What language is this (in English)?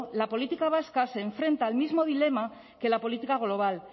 Spanish